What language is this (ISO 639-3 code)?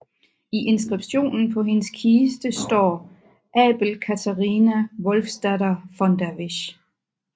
dan